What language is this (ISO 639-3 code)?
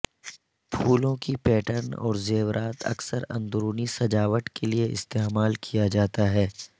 urd